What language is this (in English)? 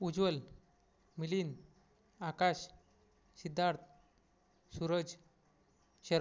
Marathi